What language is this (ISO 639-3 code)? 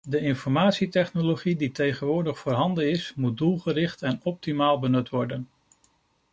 nld